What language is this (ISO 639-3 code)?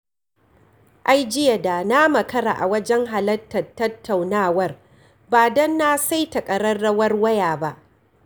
hau